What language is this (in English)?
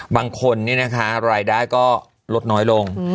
Thai